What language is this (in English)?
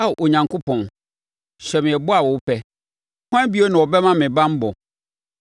Akan